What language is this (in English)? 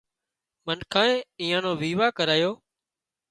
Wadiyara Koli